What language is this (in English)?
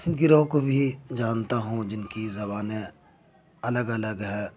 Urdu